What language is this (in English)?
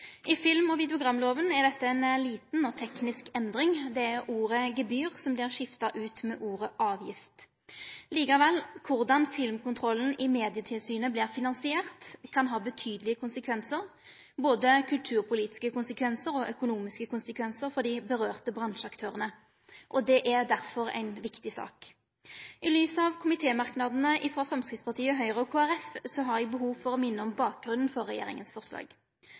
Norwegian Nynorsk